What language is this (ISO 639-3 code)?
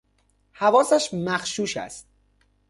fas